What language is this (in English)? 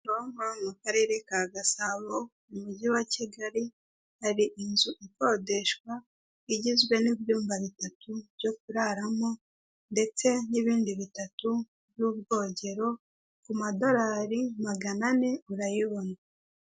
Kinyarwanda